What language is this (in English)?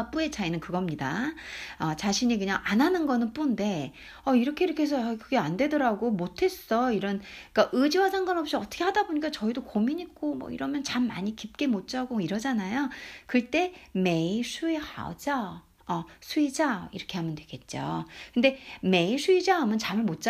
Korean